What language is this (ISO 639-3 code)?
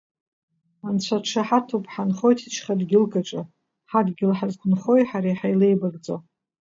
abk